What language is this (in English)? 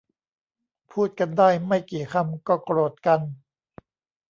Thai